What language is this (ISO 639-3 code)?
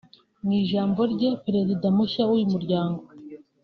kin